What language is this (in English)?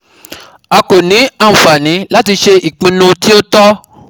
Yoruba